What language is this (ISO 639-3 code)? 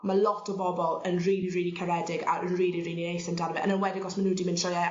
cym